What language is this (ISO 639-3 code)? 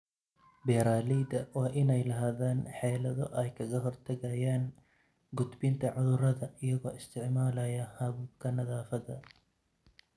som